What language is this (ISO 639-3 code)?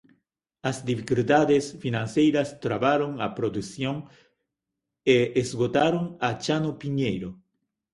glg